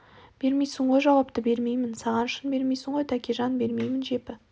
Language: Kazakh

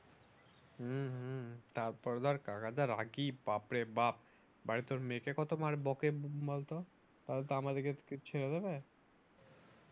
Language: Bangla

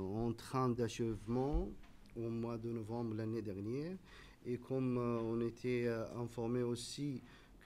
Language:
French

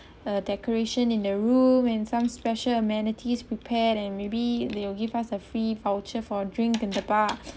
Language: English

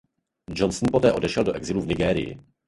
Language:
Czech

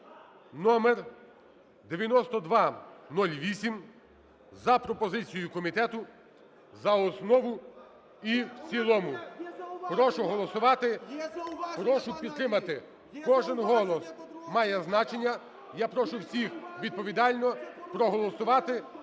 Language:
Ukrainian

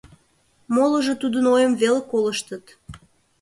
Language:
Mari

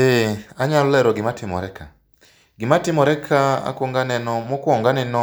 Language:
Luo (Kenya and Tanzania)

